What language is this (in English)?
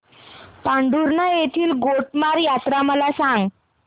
Marathi